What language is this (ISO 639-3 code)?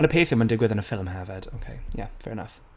cym